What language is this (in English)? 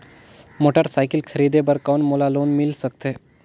Chhattisgarhi